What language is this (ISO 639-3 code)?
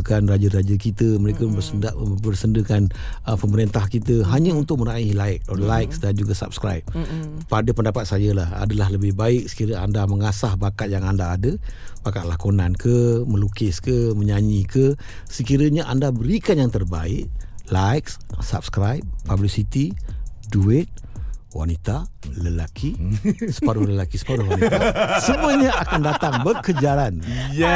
msa